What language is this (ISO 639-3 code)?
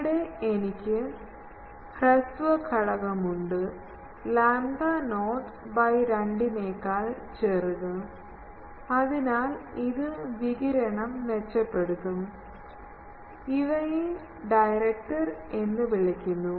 mal